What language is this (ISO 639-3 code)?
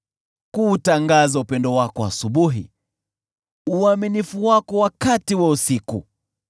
swa